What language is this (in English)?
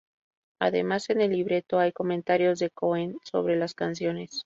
Spanish